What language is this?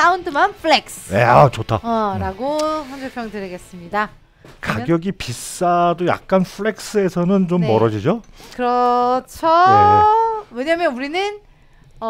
Korean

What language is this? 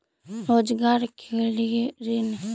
Magahi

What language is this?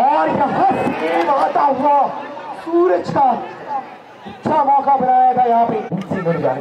Hindi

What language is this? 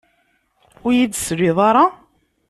Kabyle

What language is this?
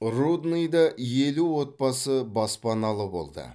Kazakh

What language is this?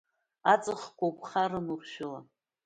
Abkhazian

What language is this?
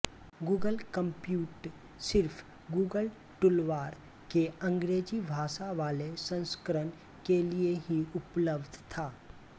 Hindi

